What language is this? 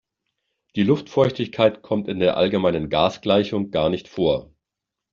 German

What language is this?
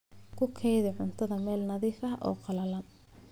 Somali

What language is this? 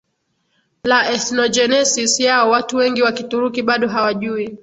Swahili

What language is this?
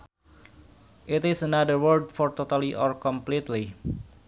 Sundanese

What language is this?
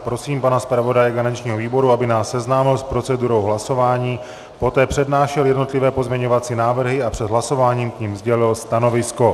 Czech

